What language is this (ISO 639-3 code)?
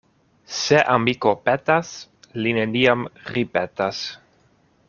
epo